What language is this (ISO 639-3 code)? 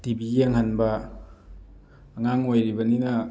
mni